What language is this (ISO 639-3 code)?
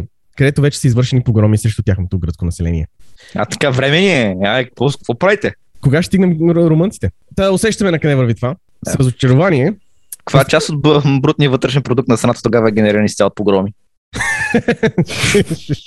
bul